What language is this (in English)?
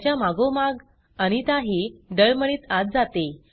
Marathi